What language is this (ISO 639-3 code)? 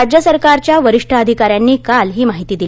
mar